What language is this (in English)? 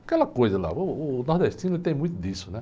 Portuguese